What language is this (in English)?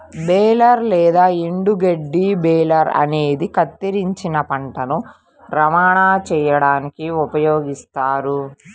Telugu